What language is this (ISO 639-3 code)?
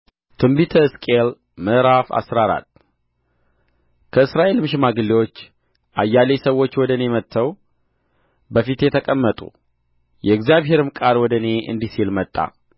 amh